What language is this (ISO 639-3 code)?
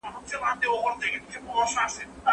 pus